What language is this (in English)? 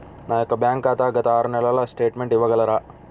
Telugu